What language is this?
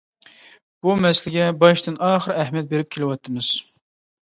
Uyghur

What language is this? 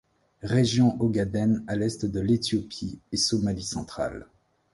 French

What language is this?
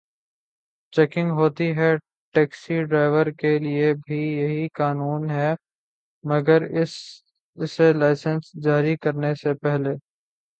Urdu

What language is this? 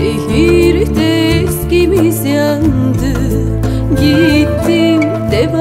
Turkish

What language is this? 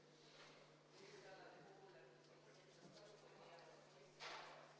Estonian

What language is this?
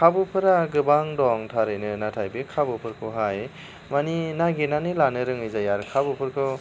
Bodo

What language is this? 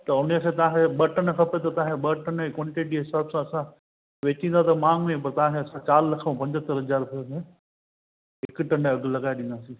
Sindhi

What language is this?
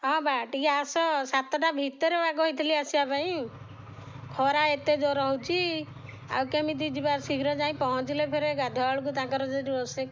Odia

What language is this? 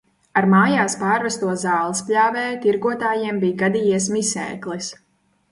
Latvian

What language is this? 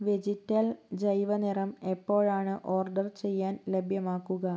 Malayalam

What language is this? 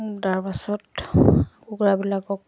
Assamese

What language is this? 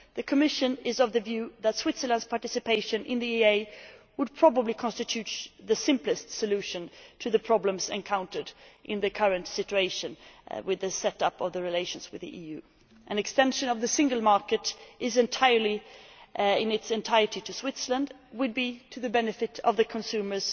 English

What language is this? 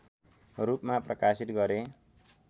Nepali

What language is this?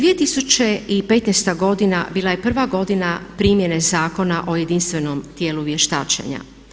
Croatian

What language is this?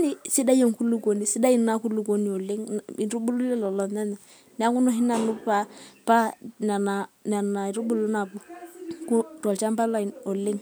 Masai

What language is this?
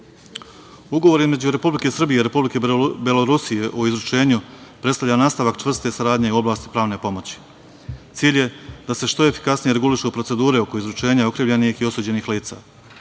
Serbian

